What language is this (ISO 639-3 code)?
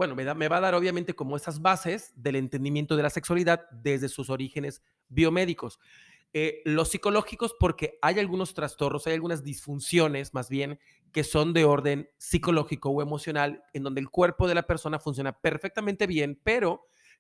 spa